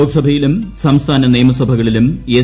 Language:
Malayalam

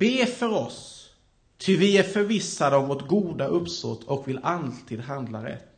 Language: Swedish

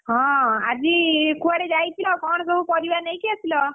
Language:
Odia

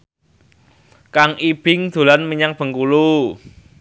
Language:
Javanese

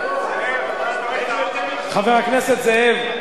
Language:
Hebrew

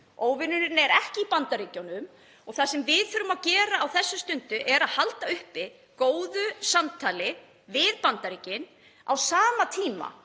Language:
Icelandic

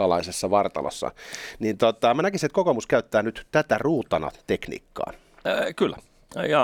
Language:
Finnish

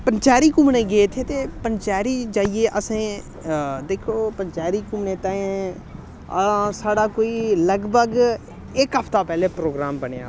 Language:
Dogri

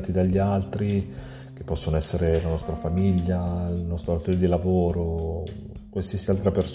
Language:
Italian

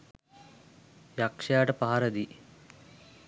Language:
Sinhala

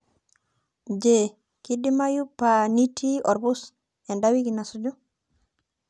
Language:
Masai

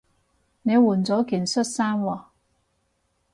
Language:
Cantonese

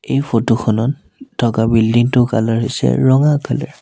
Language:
Assamese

